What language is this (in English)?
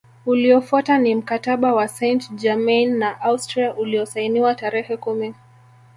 Swahili